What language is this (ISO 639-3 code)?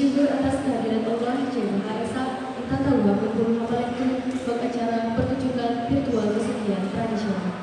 ind